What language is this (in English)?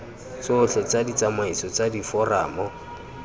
Tswana